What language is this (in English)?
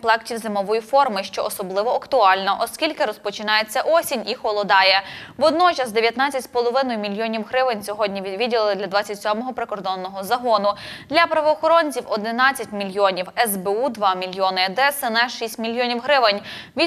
Ukrainian